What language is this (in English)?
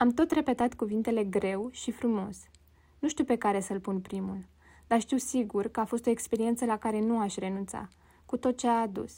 Romanian